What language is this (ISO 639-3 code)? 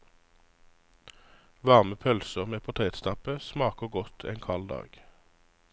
nor